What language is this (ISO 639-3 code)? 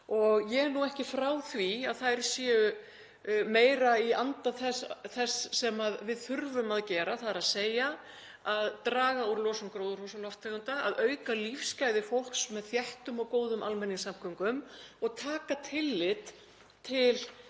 isl